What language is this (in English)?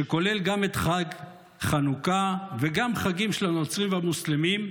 Hebrew